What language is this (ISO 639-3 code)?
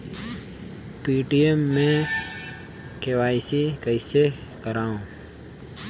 hne